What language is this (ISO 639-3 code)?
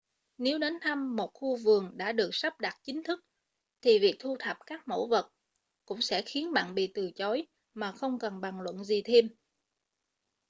vie